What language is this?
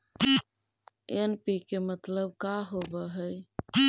Magahi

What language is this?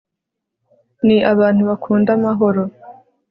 Kinyarwanda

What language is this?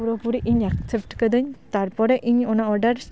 Santali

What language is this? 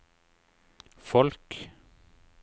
Norwegian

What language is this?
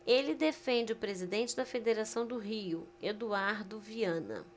Portuguese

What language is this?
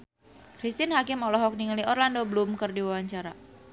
Sundanese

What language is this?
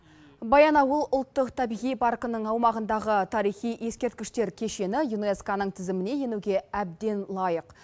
Kazakh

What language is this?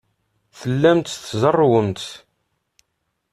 Kabyle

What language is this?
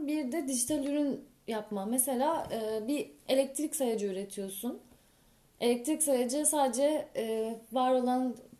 Turkish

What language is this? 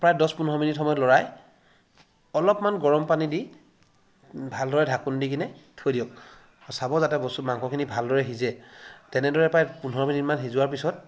Assamese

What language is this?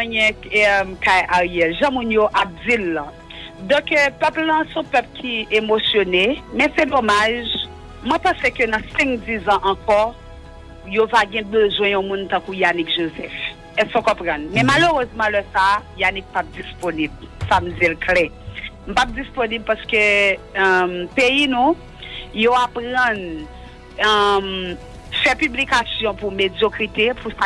French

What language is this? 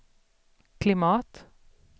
Swedish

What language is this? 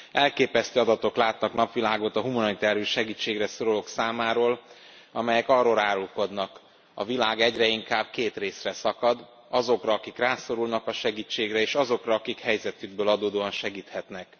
Hungarian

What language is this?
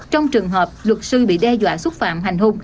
Vietnamese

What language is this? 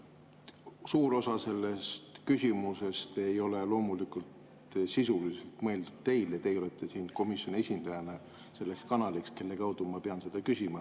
Estonian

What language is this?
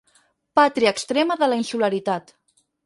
Catalan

